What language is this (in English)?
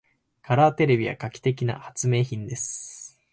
Japanese